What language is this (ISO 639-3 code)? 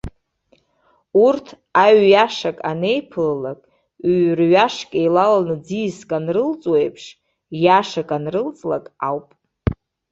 abk